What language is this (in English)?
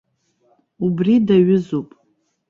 Abkhazian